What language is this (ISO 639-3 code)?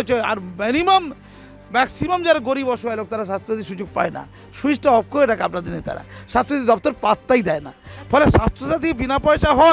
hin